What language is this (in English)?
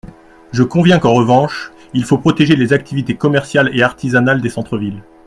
French